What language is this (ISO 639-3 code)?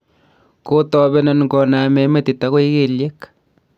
kln